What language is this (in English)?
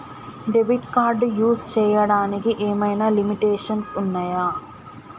Telugu